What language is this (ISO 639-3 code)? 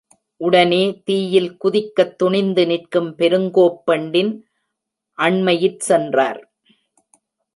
tam